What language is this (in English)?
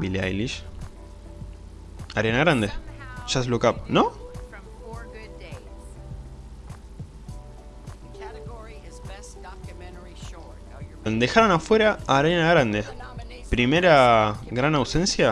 Spanish